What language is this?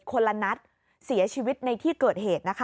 Thai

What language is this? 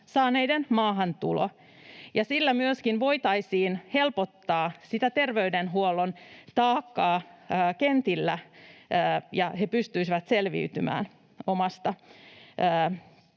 Finnish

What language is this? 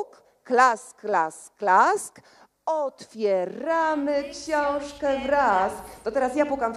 Polish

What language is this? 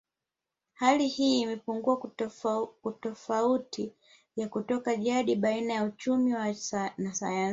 Swahili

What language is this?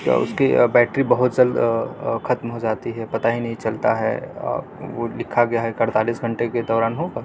Urdu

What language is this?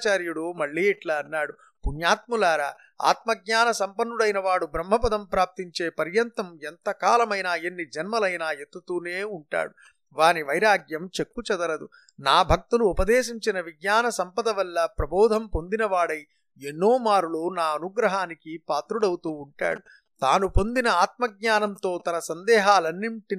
Telugu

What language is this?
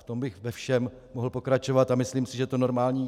Czech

